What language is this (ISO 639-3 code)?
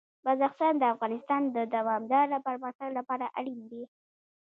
pus